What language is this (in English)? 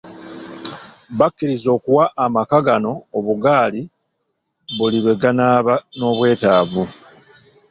Ganda